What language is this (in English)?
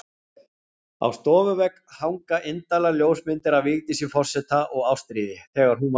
Icelandic